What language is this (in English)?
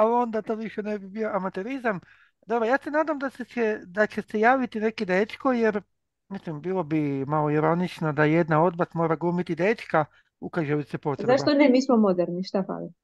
Croatian